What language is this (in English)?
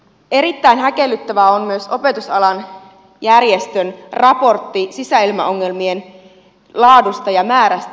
Finnish